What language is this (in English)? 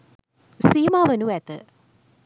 Sinhala